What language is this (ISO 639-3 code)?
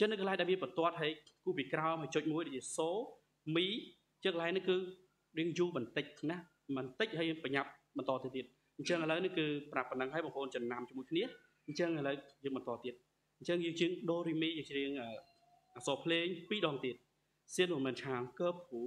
tha